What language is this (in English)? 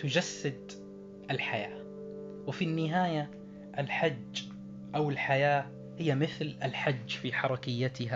Arabic